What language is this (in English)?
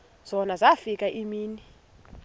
Xhosa